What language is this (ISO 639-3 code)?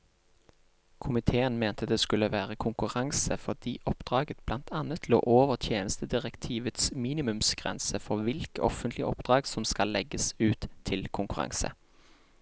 nor